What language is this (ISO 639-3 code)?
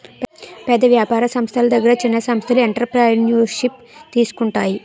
tel